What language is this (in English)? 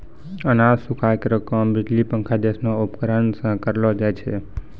Maithili